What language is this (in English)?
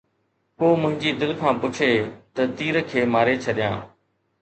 Sindhi